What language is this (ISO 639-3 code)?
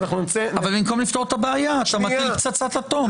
heb